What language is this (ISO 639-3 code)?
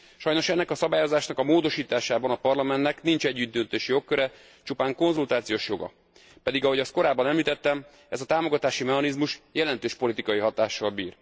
hun